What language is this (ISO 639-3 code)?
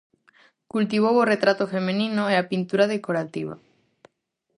glg